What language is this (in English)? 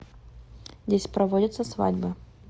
Russian